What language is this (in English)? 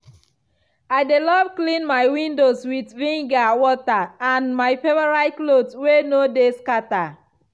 Nigerian Pidgin